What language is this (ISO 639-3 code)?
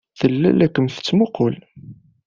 kab